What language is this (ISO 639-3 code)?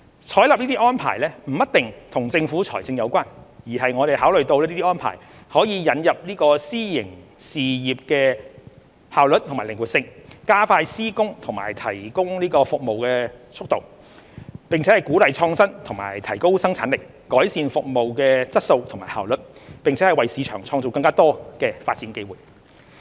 yue